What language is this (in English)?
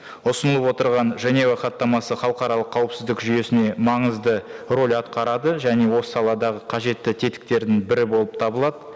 Kazakh